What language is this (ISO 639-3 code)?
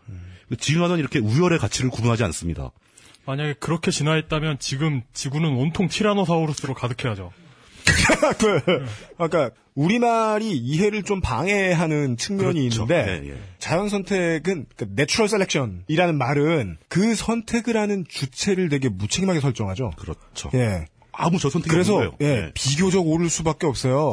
kor